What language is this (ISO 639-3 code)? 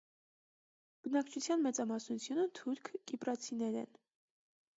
hye